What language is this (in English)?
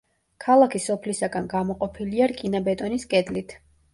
Georgian